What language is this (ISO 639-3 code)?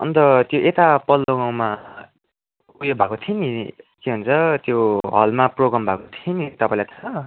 nep